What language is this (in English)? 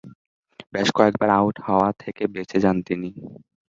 Bangla